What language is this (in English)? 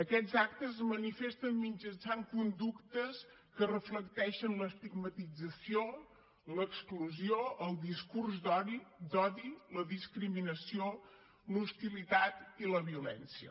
Catalan